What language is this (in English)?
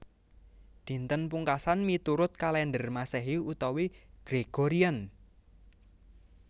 Javanese